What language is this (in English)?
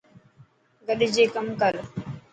Dhatki